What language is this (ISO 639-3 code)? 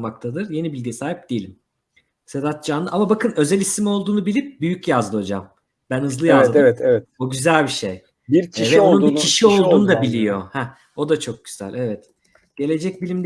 tur